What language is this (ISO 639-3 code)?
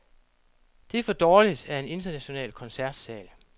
dan